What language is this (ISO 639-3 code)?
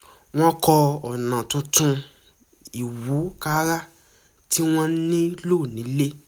yor